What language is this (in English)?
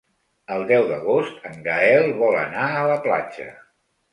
Catalan